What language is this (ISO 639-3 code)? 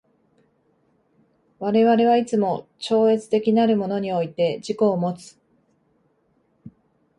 jpn